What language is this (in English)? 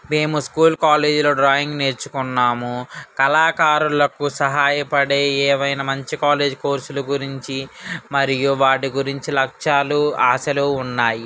Telugu